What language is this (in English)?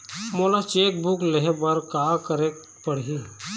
Chhattisgarhi